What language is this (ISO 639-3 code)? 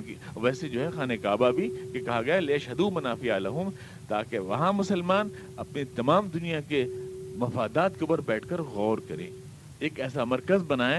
urd